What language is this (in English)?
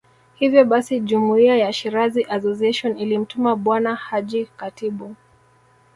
Swahili